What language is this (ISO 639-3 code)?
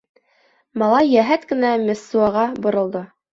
bak